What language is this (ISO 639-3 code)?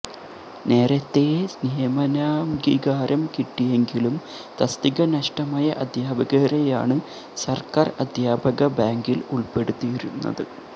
mal